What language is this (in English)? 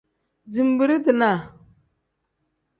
Tem